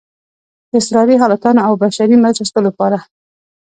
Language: Pashto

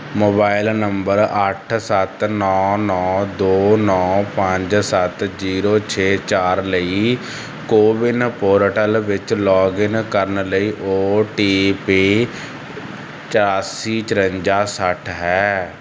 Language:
Punjabi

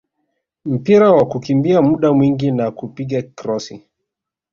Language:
Swahili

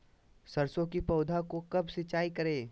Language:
Magahi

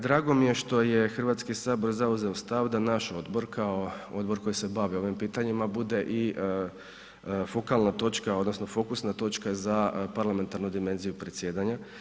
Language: Croatian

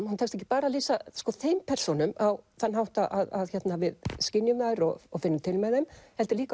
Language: Icelandic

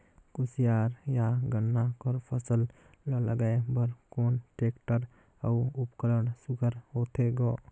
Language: Chhattisgarhi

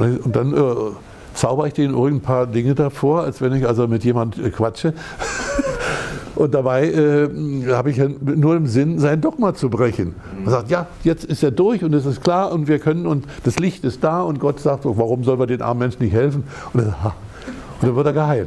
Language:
German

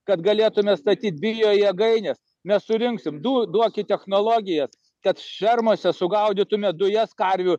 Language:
Lithuanian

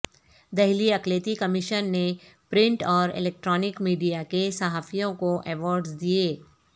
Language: Urdu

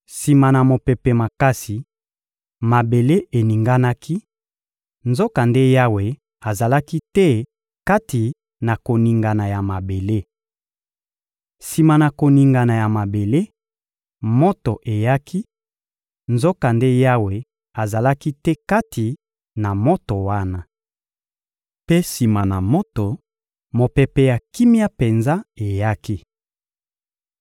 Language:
Lingala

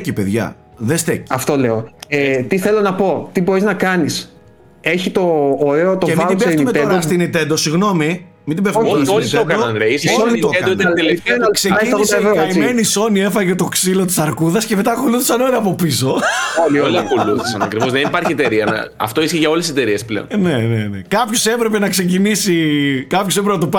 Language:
Greek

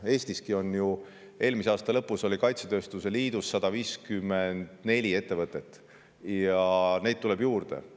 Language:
Estonian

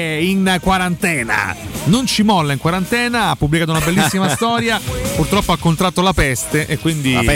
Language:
Italian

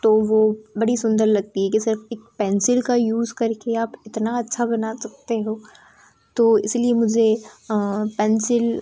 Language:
Hindi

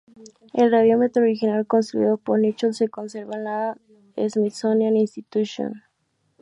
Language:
Spanish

